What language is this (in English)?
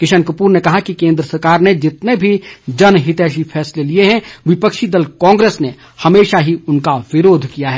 Hindi